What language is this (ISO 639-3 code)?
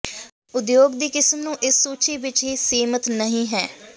pan